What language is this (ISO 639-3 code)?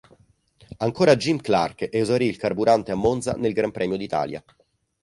ita